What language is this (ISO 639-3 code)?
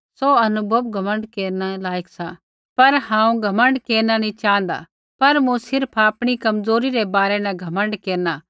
kfx